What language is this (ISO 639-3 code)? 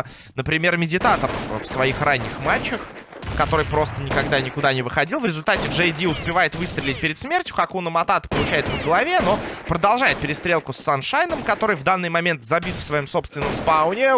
rus